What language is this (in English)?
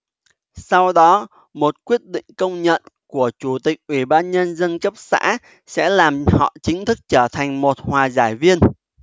Vietnamese